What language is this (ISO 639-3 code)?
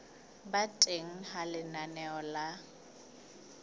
sot